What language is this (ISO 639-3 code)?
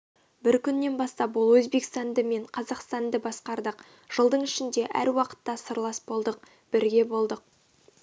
kaz